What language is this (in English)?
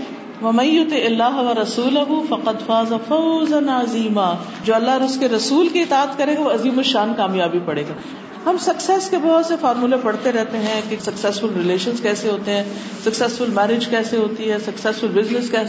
Urdu